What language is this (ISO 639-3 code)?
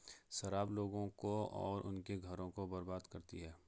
hin